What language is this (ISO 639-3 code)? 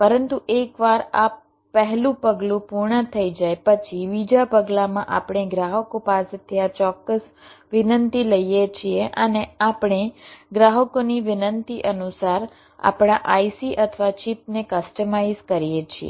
guj